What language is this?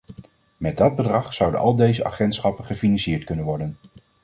Dutch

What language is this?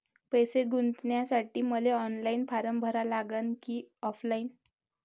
Marathi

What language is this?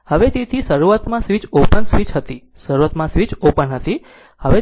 Gujarati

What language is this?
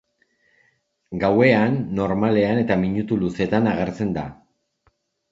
Basque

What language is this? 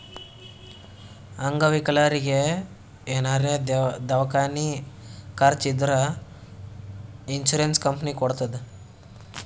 Kannada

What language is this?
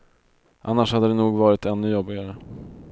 Swedish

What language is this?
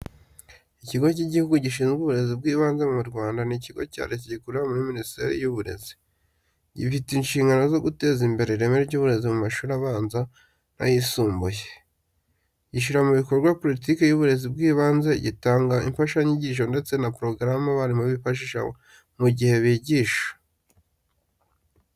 Kinyarwanda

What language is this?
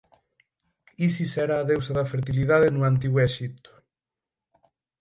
Galician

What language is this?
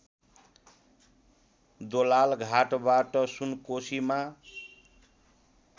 Nepali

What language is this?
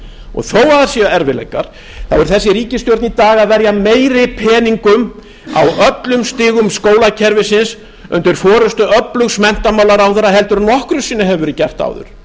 Icelandic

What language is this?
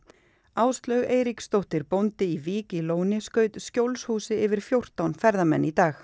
Icelandic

